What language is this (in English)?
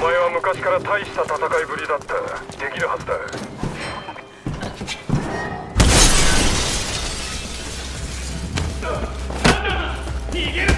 Japanese